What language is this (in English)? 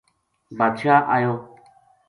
Gujari